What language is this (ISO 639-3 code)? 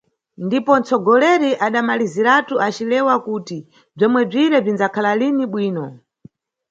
nyu